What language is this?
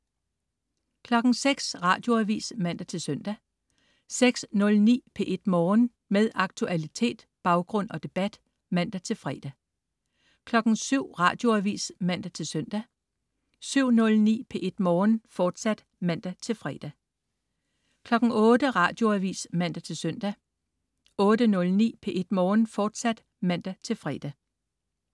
Danish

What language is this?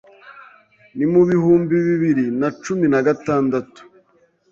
Kinyarwanda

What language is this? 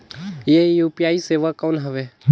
Chhattisgarhi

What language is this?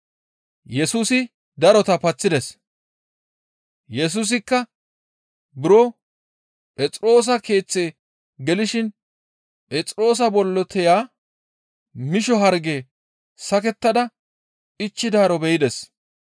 Gamo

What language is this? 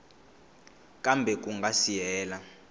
Tsonga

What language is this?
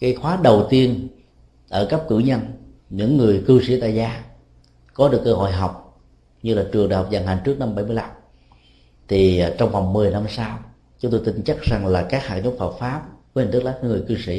Vietnamese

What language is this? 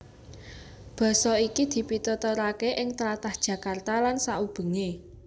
Javanese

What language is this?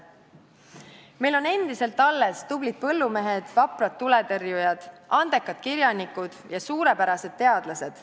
Estonian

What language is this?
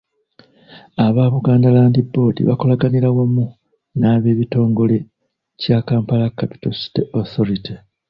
Ganda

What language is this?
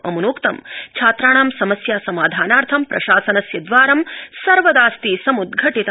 Sanskrit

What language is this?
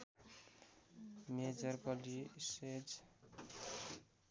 Nepali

